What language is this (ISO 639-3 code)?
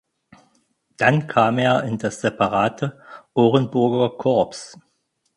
deu